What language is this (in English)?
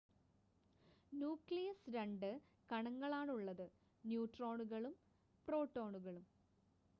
Malayalam